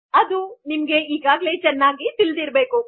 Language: Kannada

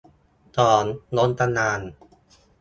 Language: Thai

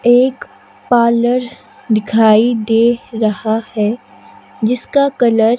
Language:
Hindi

